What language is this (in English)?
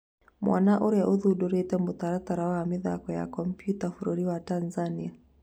Kikuyu